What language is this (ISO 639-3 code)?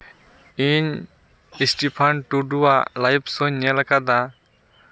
sat